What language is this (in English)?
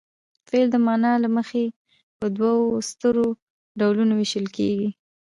Pashto